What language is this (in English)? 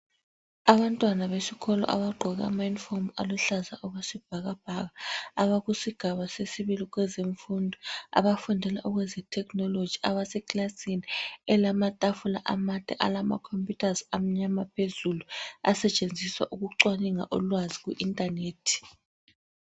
North Ndebele